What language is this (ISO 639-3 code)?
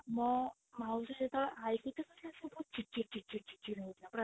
ori